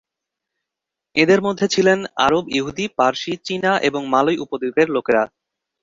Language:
Bangla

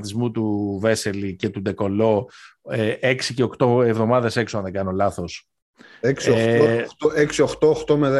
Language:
Greek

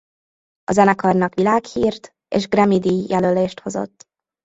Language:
Hungarian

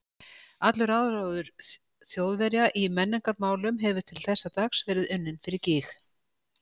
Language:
Icelandic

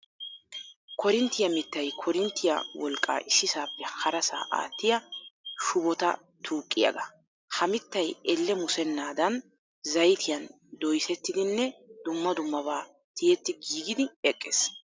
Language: Wolaytta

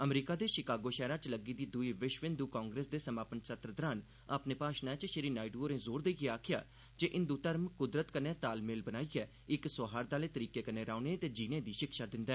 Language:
Dogri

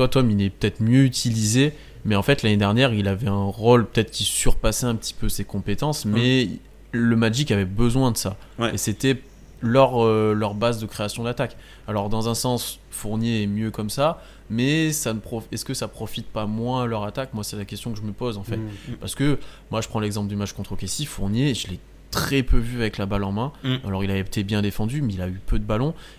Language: French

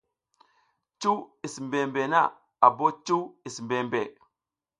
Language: South Giziga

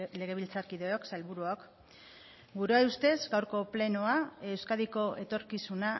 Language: Basque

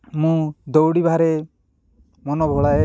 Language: Odia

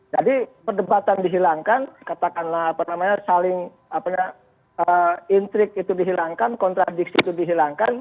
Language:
Indonesian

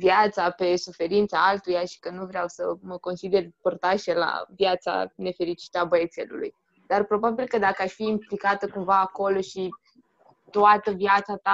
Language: Romanian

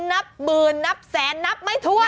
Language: Thai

